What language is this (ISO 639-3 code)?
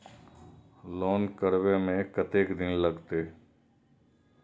mai